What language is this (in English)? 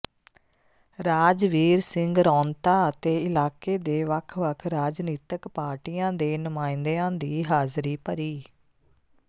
Punjabi